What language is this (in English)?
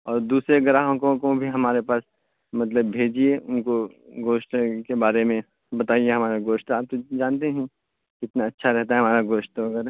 Urdu